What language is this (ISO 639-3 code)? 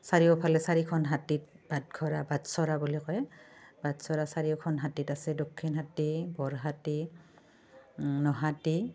asm